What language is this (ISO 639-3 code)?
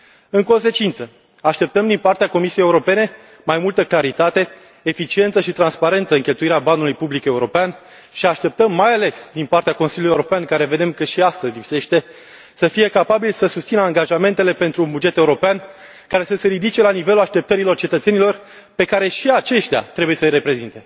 ron